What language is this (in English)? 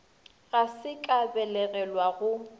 Northern Sotho